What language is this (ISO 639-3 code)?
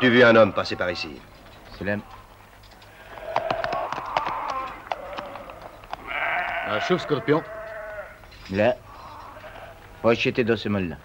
fra